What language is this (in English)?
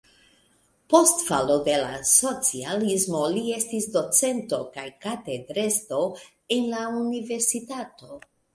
Esperanto